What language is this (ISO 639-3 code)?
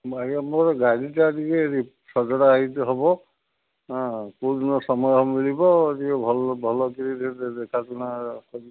ori